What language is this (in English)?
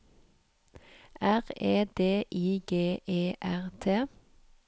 Norwegian